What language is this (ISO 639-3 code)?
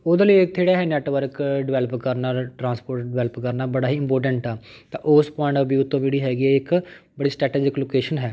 pan